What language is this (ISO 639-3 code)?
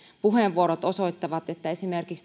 fin